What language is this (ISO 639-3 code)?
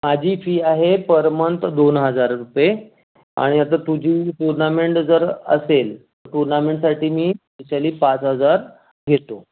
mar